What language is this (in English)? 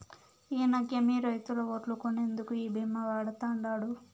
Telugu